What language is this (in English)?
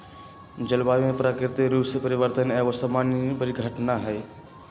Magahi